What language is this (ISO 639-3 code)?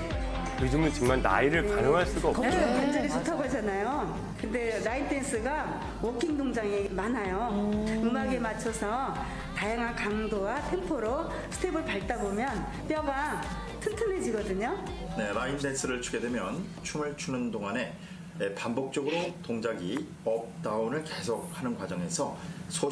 kor